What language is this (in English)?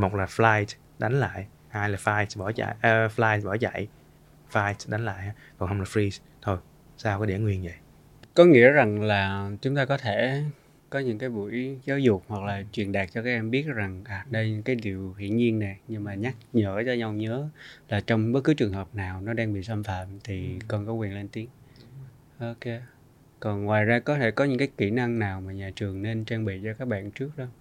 Vietnamese